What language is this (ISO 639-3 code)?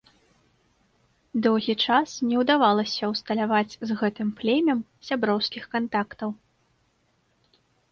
bel